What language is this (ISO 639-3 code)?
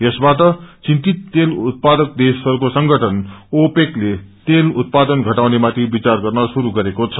nep